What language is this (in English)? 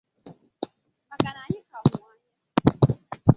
Igbo